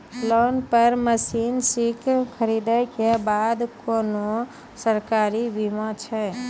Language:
Maithili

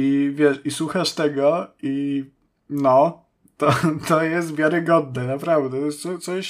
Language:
Polish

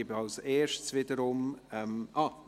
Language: Swiss German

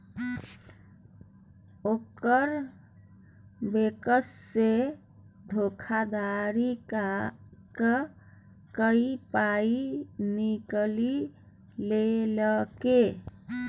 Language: Maithili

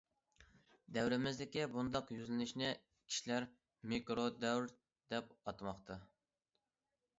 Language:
Uyghur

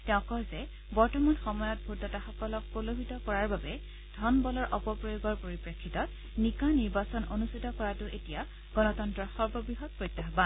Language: Assamese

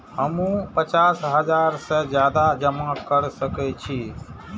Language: Maithili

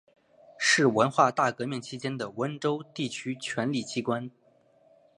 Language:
Chinese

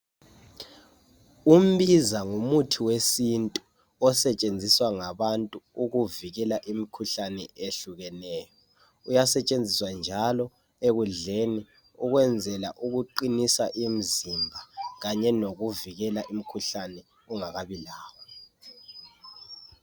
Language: North Ndebele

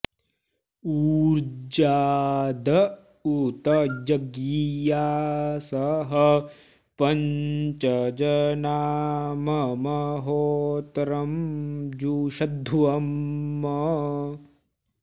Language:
Sanskrit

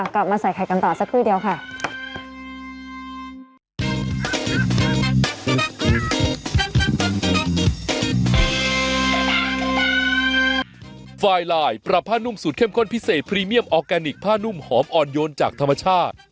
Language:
Thai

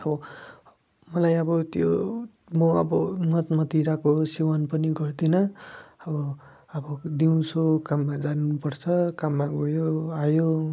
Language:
Nepali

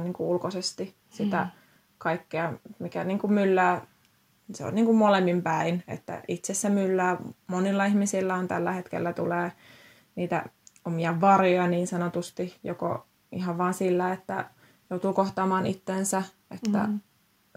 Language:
Finnish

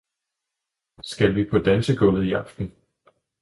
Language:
Danish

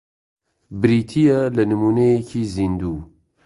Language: Central Kurdish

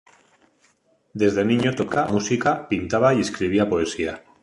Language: Spanish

